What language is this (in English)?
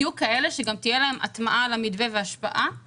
Hebrew